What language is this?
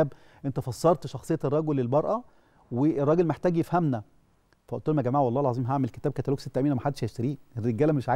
Arabic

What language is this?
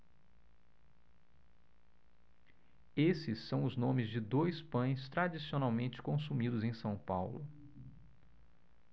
Portuguese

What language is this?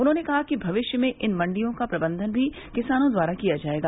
Hindi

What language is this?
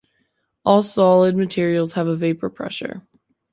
English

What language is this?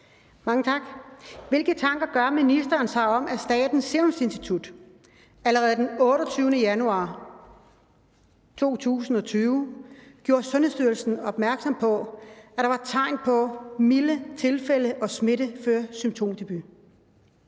Danish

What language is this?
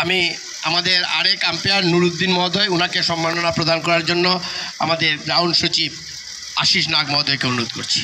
Bangla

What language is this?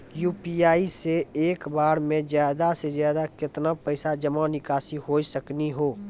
Maithili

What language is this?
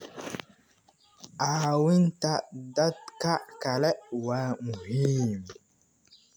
Somali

